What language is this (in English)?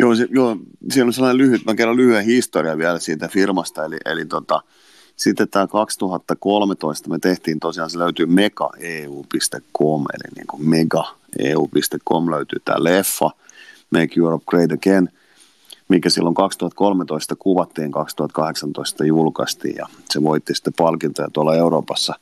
Finnish